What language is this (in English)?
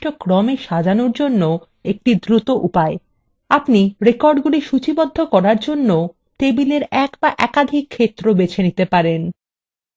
Bangla